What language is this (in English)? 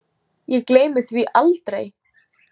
Icelandic